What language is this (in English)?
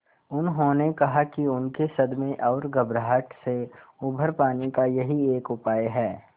Hindi